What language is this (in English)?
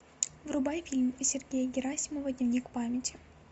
Russian